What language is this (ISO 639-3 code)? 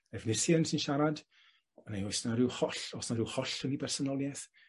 cym